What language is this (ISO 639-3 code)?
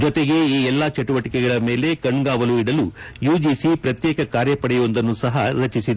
kan